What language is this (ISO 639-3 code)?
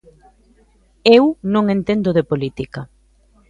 glg